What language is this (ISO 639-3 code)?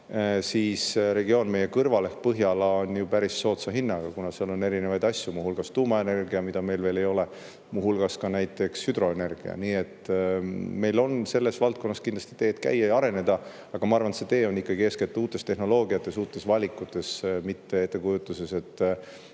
est